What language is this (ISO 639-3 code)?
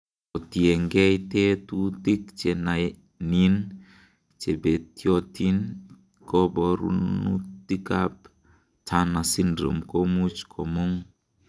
kln